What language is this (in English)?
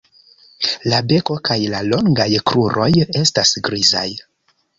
Esperanto